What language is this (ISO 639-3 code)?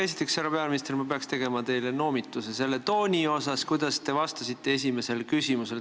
est